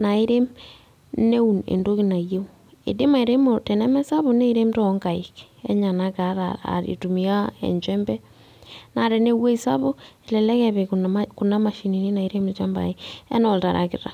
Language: Masai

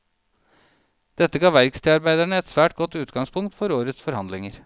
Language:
Norwegian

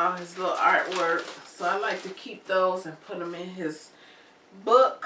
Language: English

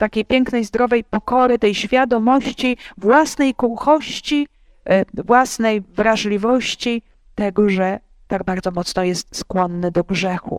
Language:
Polish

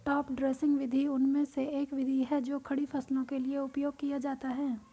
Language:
Hindi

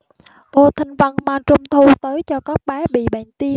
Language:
Vietnamese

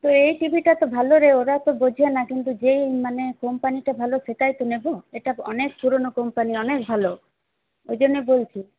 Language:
Bangla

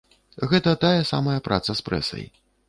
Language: Belarusian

